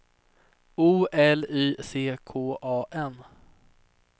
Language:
Swedish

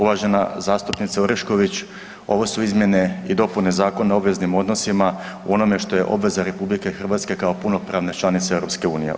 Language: Croatian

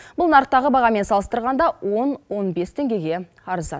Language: Kazakh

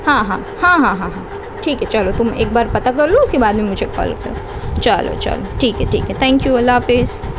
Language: Urdu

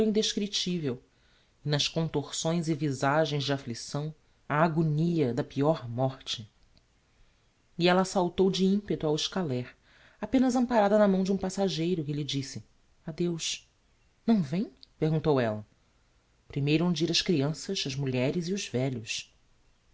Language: Portuguese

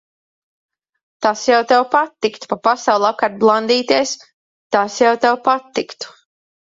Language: Latvian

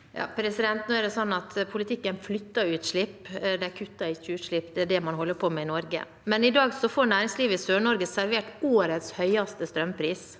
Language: Norwegian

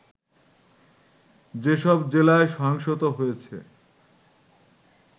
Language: Bangla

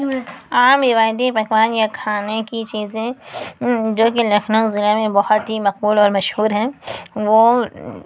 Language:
Urdu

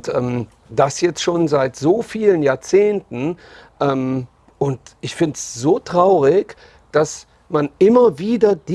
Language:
German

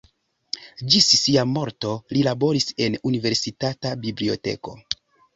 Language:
Esperanto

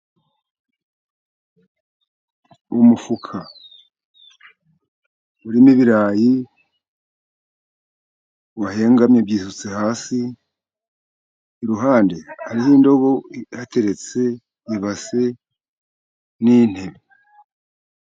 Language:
Kinyarwanda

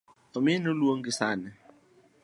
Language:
Luo (Kenya and Tanzania)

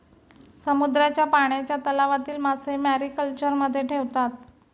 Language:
Marathi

